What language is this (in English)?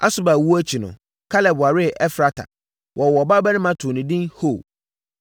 Akan